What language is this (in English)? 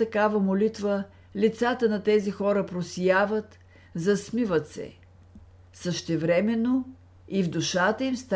Bulgarian